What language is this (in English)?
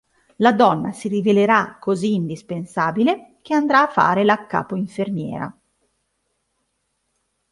Italian